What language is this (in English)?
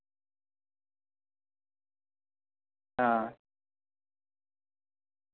Dogri